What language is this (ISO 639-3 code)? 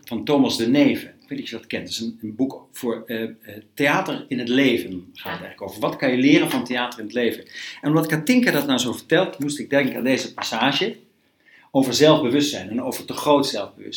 nld